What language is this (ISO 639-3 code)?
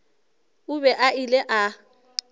nso